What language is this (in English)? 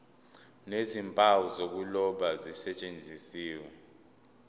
Zulu